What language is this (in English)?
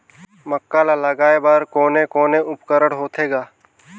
Chhattisgarhi